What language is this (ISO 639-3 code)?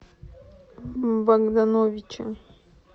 rus